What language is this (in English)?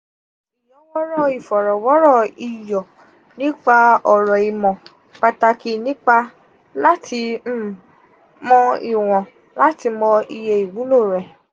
Yoruba